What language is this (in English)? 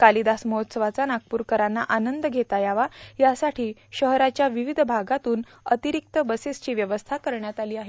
Marathi